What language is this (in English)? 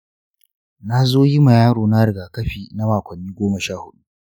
Hausa